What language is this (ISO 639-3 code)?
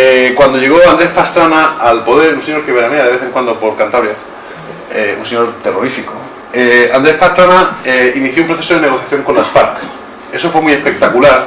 spa